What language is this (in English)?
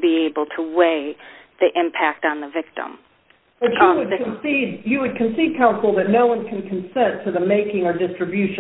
English